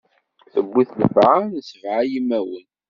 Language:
Kabyle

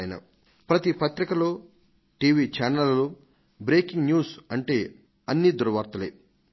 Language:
Telugu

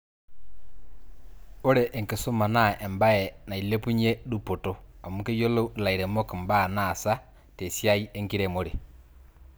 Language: Masai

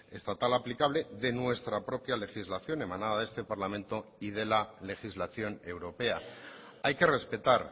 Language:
Spanish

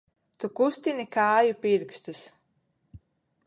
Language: Latvian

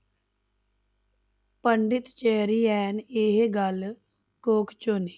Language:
Punjabi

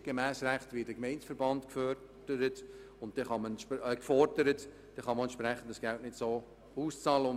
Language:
Swiss German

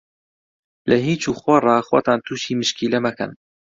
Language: Central Kurdish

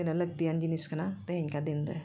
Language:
Santali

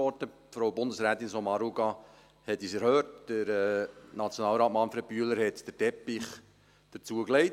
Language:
Swiss German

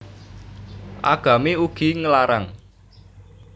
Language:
Javanese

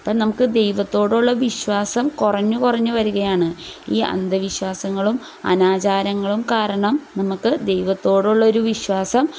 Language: Malayalam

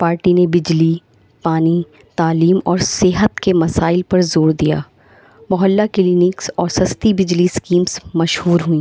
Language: Urdu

